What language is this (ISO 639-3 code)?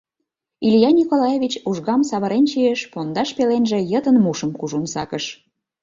chm